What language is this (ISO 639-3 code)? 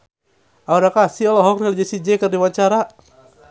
sun